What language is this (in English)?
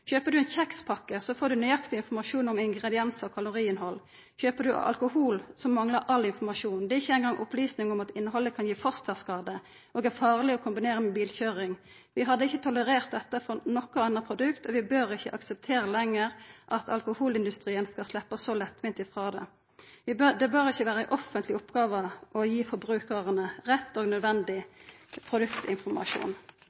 Norwegian Nynorsk